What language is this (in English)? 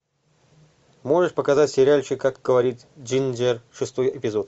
Russian